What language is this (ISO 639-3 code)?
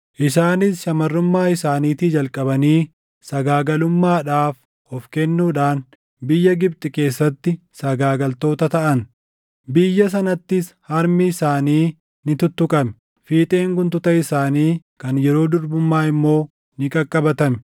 orm